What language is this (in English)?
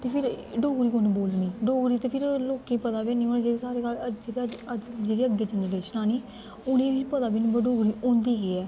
Dogri